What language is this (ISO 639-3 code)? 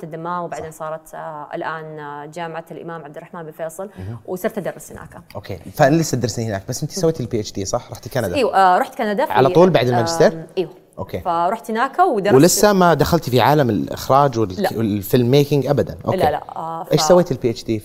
ara